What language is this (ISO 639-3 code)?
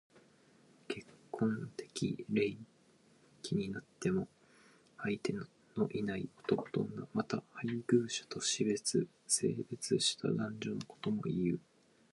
jpn